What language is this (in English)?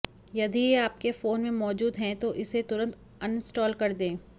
Hindi